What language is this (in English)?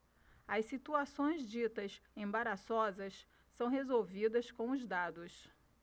Portuguese